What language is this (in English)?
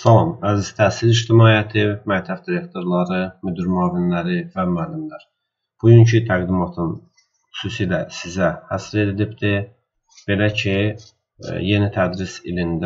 Turkish